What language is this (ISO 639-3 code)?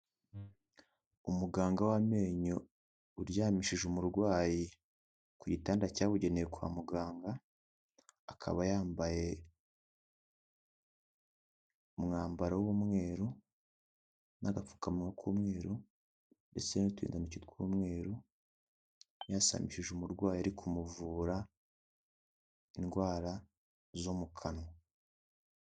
kin